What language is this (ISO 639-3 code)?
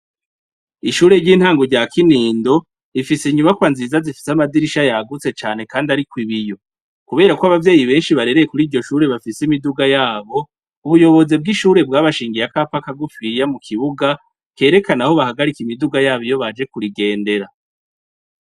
run